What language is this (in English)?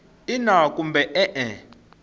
Tsonga